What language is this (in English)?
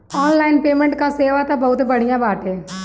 Bhojpuri